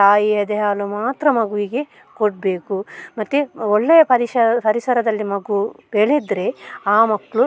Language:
Kannada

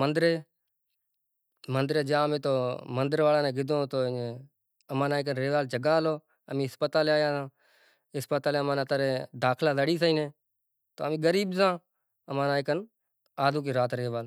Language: Kachi Koli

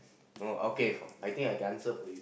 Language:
English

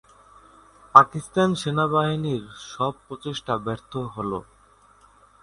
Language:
Bangla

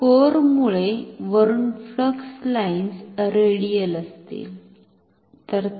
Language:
Marathi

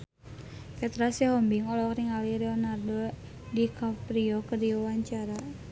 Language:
Sundanese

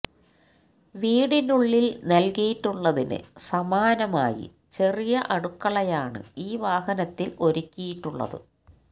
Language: Malayalam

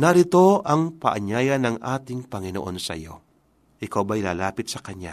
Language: Filipino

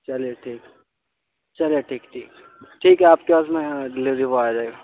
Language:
Urdu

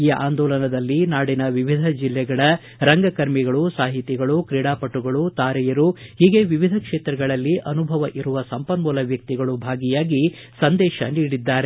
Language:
Kannada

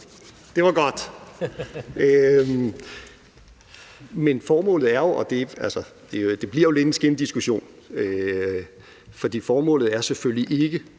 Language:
Danish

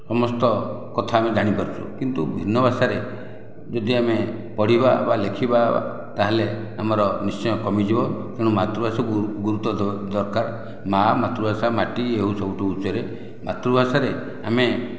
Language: Odia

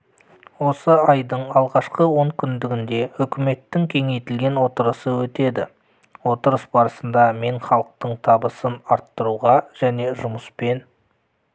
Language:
Kazakh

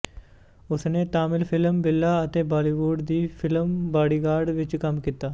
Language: Punjabi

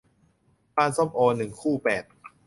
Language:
Thai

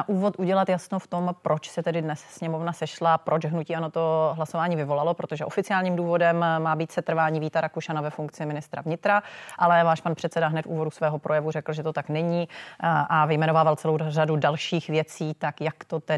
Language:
Czech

